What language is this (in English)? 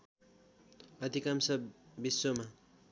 Nepali